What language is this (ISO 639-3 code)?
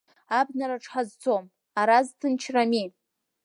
abk